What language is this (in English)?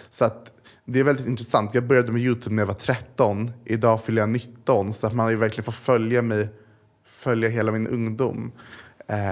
Swedish